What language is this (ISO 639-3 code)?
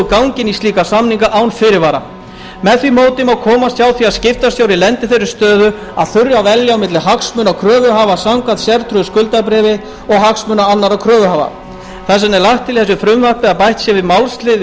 isl